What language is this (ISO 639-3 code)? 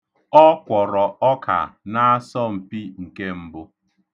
ibo